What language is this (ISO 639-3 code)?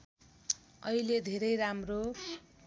nep